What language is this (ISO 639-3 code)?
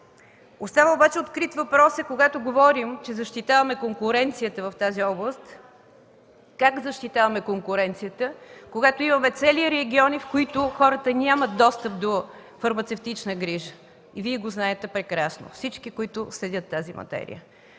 bul